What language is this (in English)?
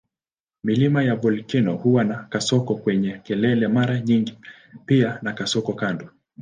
Swahili